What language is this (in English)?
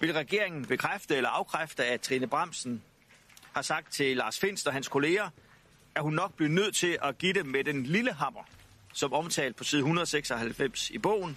Danish